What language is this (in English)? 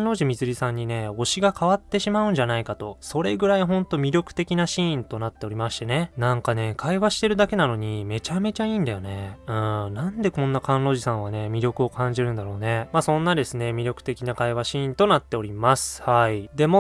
Japanese